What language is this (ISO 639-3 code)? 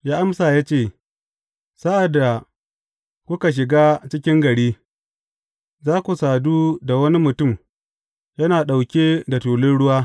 hau